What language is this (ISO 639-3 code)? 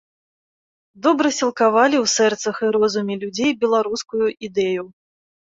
bel